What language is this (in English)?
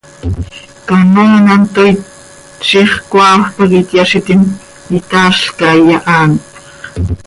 Seri